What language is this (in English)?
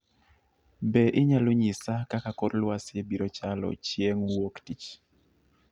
Luo (Kenya and Tanzania)